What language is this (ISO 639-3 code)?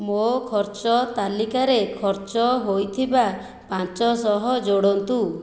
ori